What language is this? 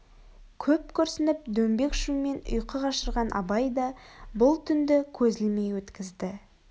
Kazakh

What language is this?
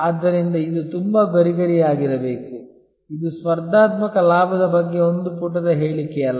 Kannada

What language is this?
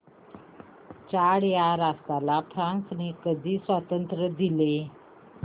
Marathi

